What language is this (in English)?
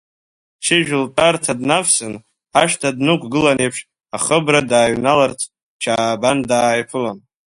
Abkhazian